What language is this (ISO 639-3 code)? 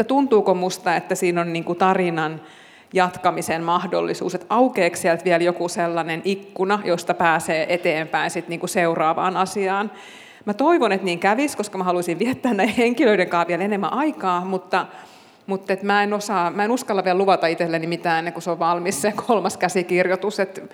fin